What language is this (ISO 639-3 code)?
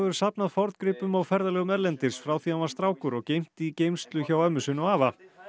isl